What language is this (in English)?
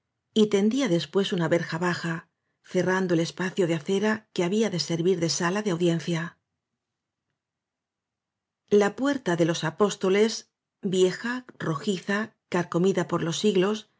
Spanish